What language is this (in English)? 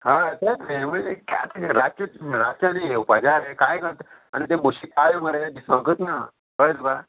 Konkani